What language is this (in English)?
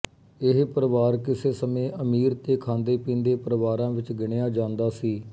Punjabi